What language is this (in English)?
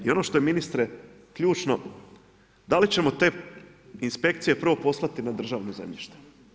Croatian